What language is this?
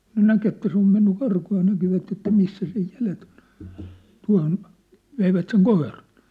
Finnish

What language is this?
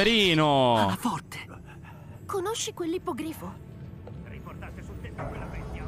Italian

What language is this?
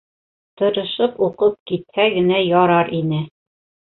Bashkir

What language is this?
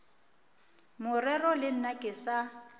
Northern Sotho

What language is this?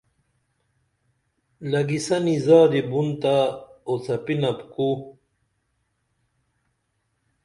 Dameli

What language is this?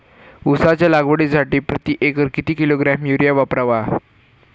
Marathi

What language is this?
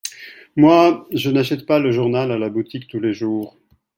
French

